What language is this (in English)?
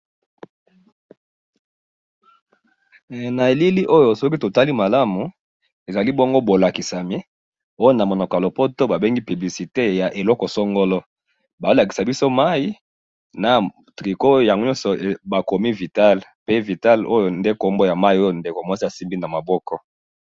Lingala